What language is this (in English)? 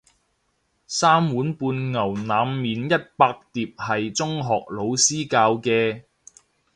Cantonese